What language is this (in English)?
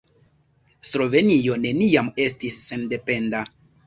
Esperanto